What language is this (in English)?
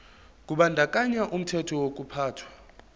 Zulu